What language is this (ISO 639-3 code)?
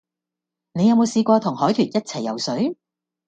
yue